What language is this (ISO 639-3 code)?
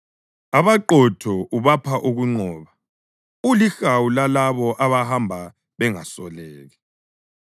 nde